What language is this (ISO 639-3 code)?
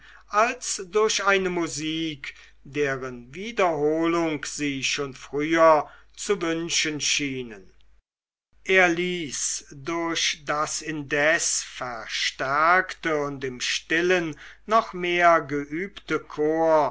deu